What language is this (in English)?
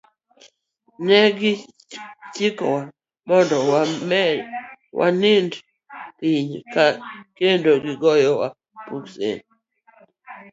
Luo (Kenya and Tanzania)